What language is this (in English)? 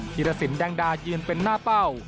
Thai